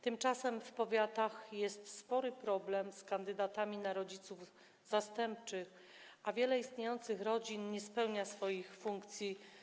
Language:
Polish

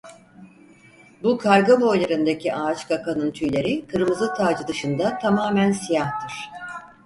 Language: Turkish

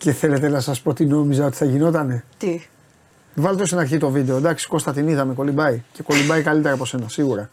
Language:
Greek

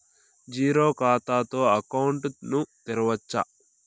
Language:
Telugu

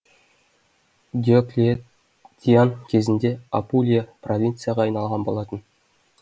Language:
Kazakh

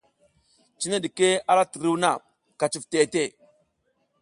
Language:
South Giziga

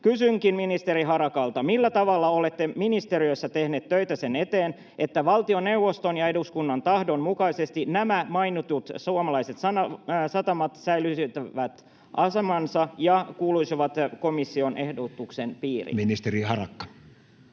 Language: Finnish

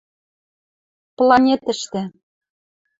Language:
Western Mari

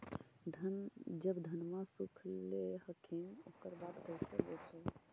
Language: Magahi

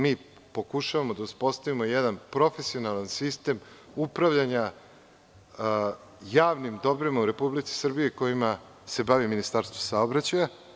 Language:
Serbian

